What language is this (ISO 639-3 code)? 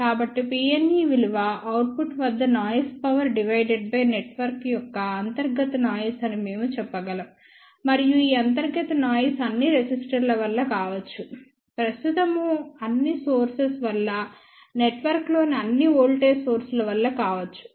tel